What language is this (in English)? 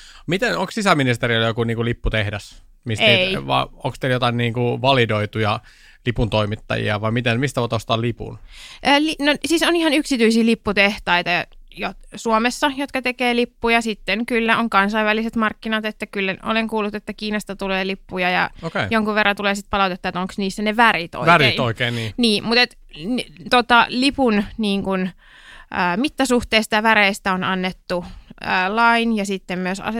Finnish